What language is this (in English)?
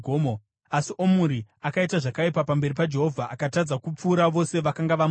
Shona